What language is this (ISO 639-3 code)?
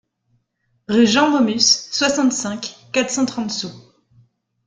fra